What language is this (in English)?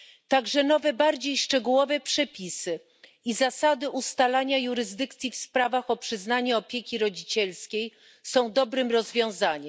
Polish